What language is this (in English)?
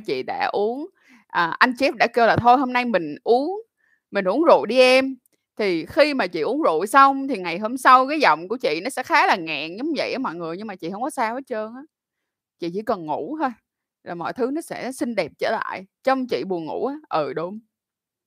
Vietnamese